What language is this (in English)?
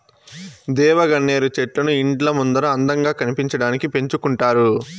Telugu